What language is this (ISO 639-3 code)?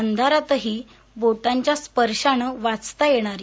mar